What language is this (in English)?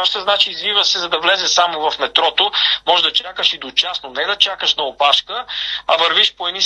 Bulgarian